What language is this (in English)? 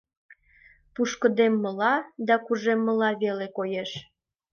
Mari